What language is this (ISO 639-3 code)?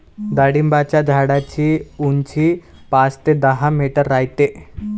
mar